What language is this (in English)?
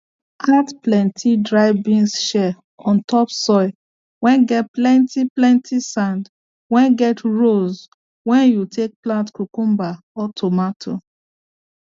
Nigerian Pidgin